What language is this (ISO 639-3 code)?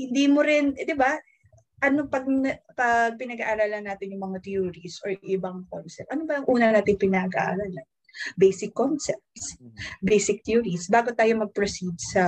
fil